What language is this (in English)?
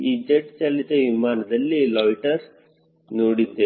Kannada